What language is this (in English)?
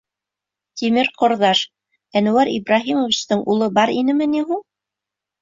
Bashkir